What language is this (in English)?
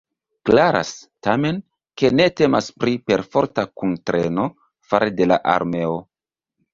Esperanto